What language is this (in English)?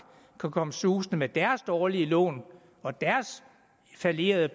Danish